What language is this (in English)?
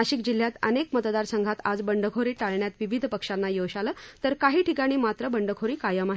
Marathi